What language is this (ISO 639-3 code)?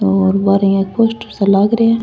raj